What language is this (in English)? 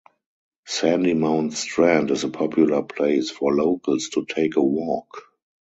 English